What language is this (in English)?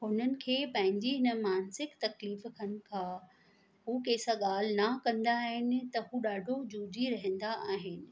Sindhi